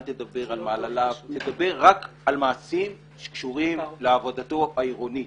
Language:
Hebrew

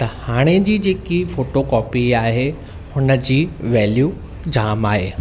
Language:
Sindhi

